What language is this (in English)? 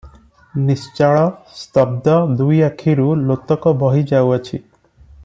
Odia